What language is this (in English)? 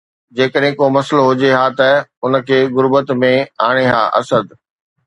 Sindhi